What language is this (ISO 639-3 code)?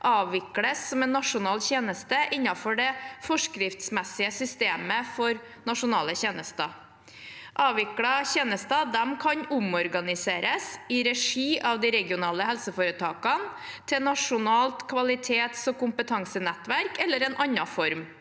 nor